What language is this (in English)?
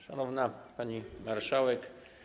Polish